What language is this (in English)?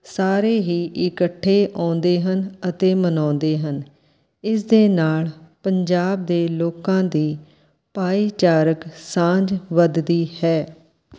Punjabi